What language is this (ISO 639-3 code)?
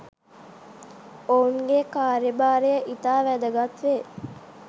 sin